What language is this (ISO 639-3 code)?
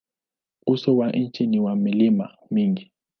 swa